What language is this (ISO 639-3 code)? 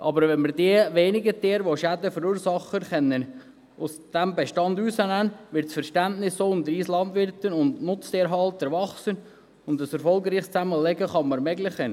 gsw